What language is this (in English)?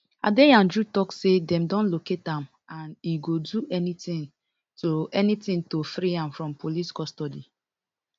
Nigerian Pidgin